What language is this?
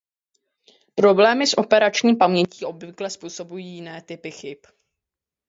Czech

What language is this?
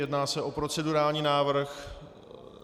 Czech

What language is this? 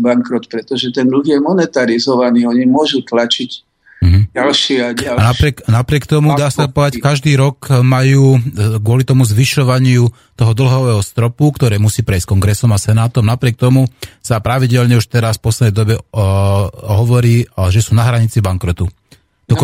Slovak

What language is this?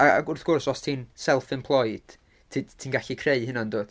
Welsh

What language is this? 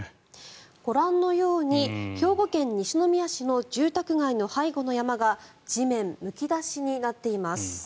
Japanese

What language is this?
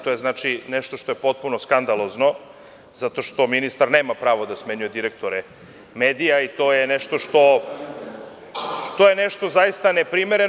Serbian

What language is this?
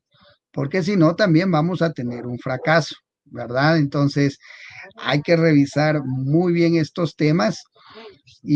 Spanish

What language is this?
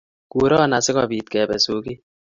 Kalenjin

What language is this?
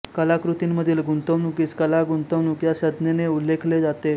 Marathi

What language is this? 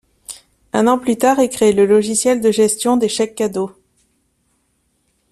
French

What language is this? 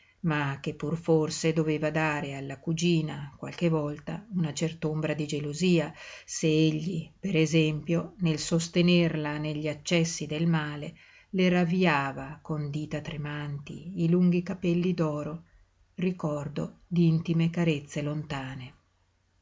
Italian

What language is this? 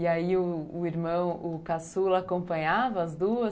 Portuguese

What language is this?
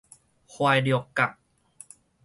Min Nan Chinese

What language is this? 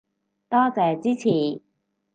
Cantonese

